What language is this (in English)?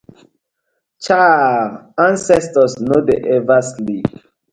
Nigerian Pidgin